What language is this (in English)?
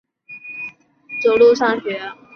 Chinese